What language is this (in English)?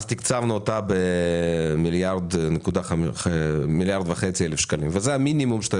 Hebrew